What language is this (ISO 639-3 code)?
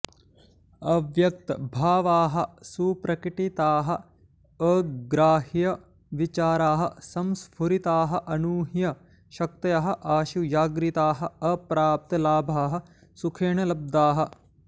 san